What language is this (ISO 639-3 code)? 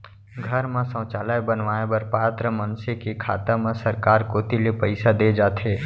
hne